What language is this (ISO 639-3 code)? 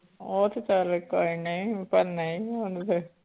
pan